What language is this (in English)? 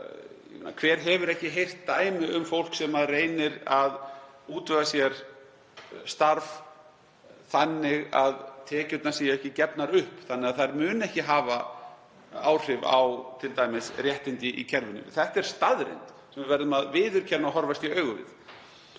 Icelandic